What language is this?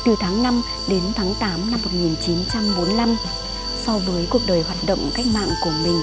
Vietnamese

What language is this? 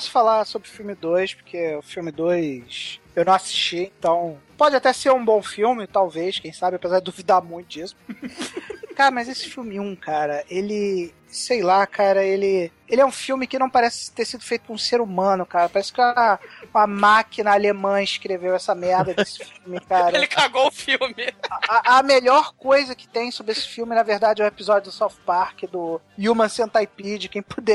Portuguese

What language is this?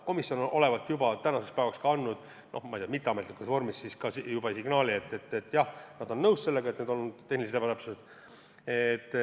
Estonian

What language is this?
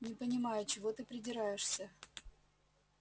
Russian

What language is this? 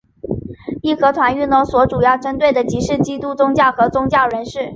Chinese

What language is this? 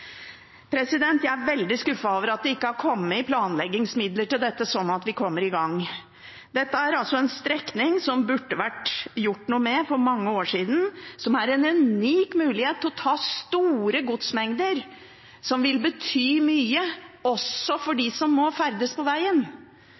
Norwegian Bokmål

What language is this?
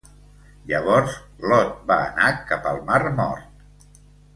Catalan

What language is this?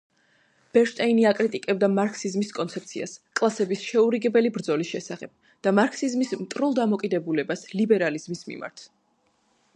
Georgian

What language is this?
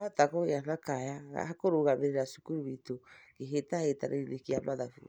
Kikuyu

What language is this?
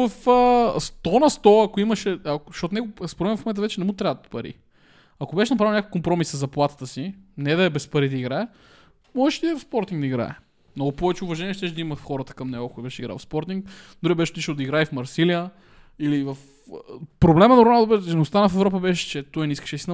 Bulgarian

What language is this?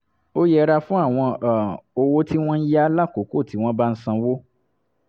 Yoruba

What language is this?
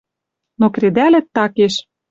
Western Mari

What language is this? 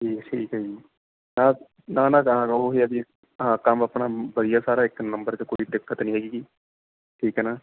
Punjabi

